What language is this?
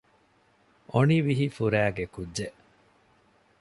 Divehi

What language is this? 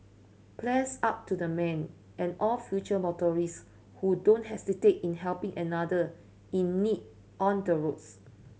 English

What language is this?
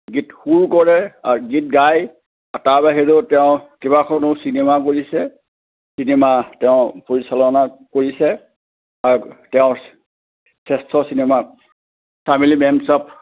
Assamese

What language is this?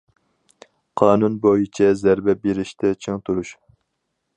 Uyghur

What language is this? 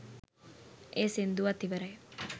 Sinhala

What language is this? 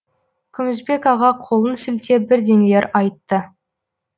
Kazakh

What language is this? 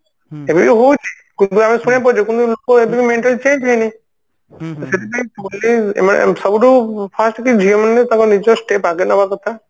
Odia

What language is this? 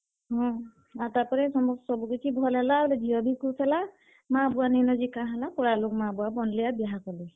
Odia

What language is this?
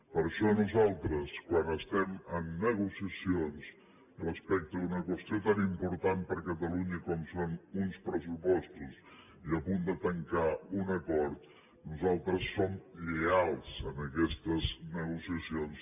Catalan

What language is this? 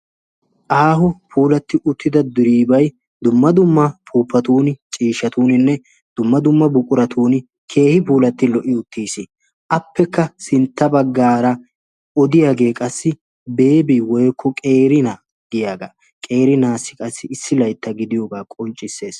Wolaytta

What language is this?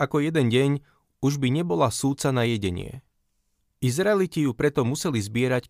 Slovak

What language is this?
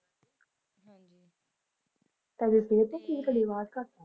Punjabi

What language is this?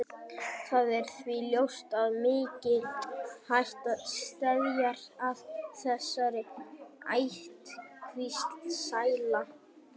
Icelandic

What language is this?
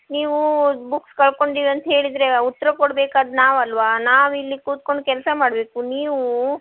Kannada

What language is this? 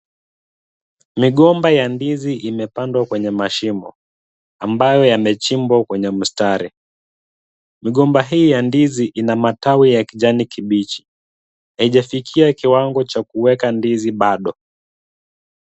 Swahili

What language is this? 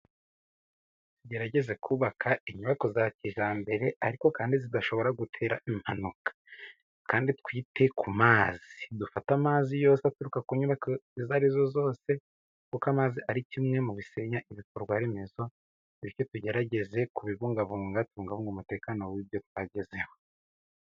Kinyarwanda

